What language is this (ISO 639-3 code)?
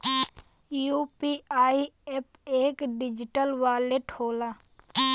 bho